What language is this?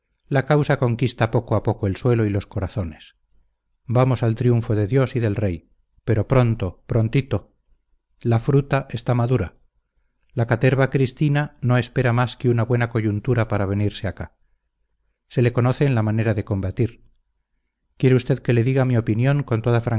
Spanish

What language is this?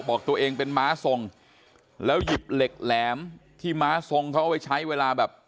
Thai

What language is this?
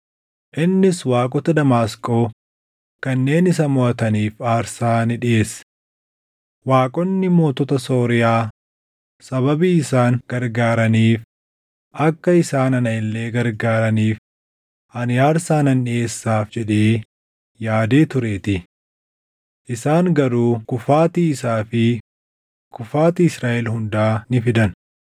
Oromo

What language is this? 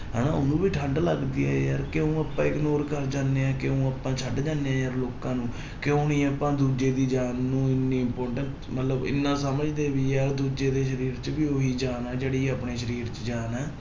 Punjabi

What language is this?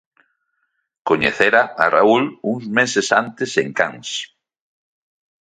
Galician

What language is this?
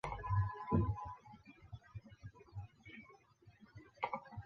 Chinese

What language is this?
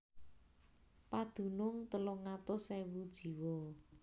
Javanese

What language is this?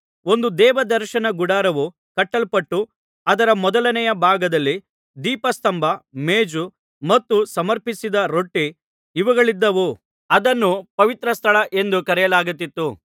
Kannada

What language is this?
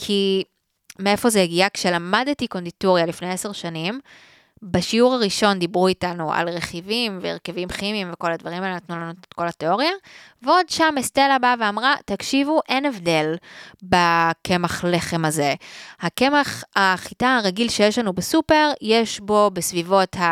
Hebrew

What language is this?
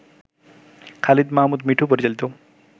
Bangla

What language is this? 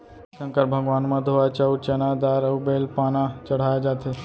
Chhattisgarhi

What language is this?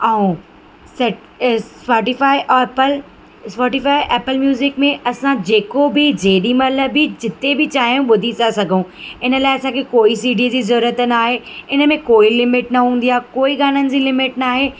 Sindhi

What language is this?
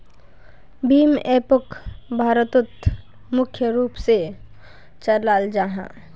Magahi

